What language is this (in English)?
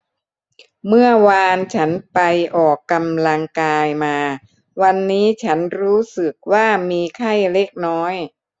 Thai